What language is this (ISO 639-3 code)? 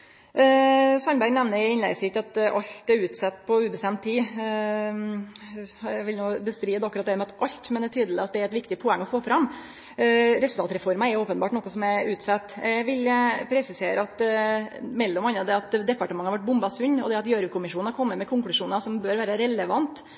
nno